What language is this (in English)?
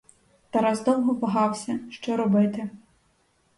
Ukrainian